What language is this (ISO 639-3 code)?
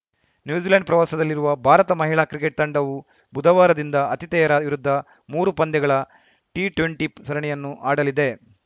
kan